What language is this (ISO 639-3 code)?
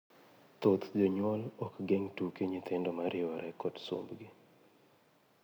luo